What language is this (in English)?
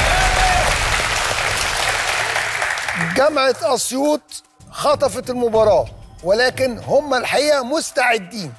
Arabic